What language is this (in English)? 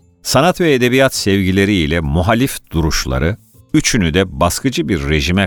Turkish